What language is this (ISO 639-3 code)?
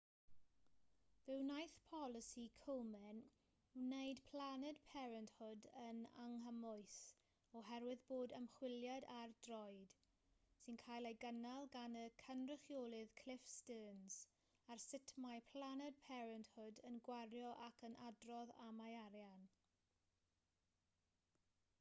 cym